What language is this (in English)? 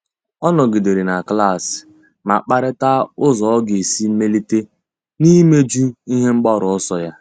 Igbo